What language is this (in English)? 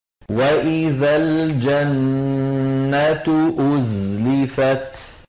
Arabic